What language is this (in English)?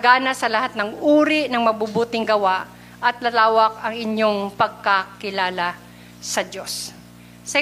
Filipino